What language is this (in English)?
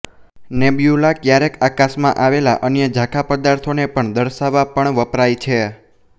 Gujarati